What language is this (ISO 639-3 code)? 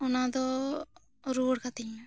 sat